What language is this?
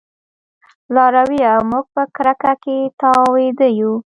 Pashto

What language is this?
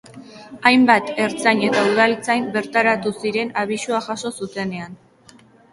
Basque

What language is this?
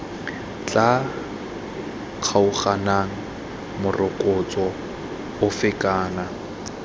Tswana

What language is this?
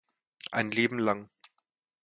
German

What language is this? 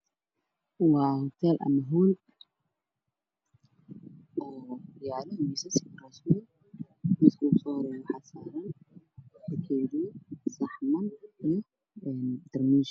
Somali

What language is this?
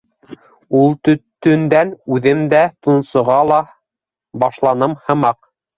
Bashkir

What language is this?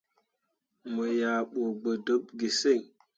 Mundang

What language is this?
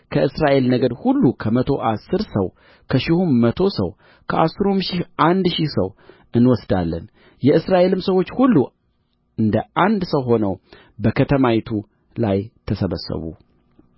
Amharic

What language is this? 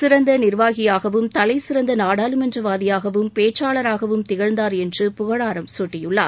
Tamil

